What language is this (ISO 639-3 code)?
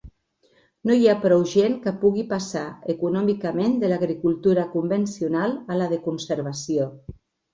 cat